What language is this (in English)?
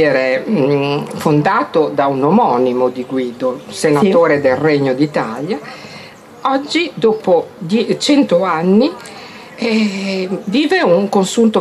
Italian